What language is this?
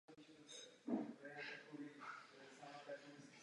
Czech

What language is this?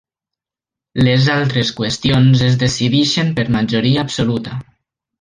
Catalan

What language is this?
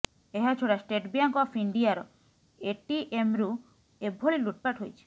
Odia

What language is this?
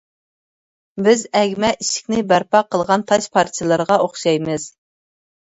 Uyghur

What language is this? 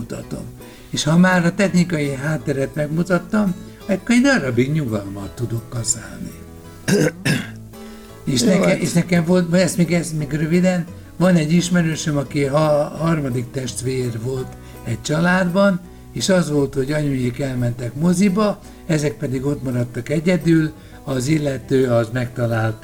Hungarian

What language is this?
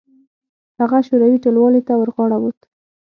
Pashto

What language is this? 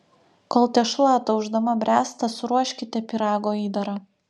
Lithuanian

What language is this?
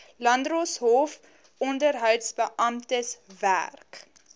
Afrikaans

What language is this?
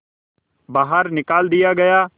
Hindi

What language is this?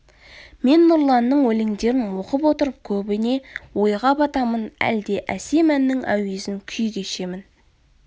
Kazakh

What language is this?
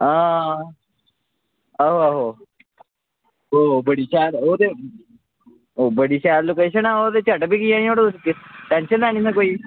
Dogri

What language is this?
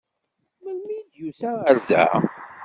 Kabyle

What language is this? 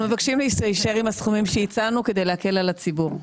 Hebrew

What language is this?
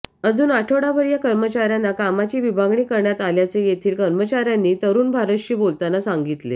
Marathi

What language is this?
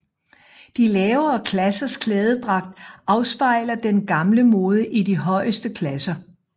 Danish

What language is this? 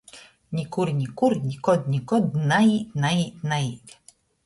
Latgalian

